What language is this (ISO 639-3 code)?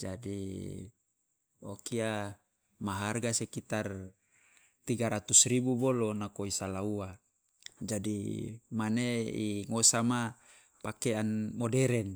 loa